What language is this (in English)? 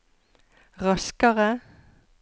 Norwegian